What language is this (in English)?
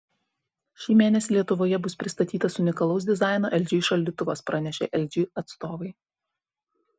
Lithuanian